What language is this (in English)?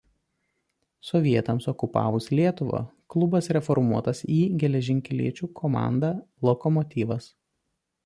Lithuanian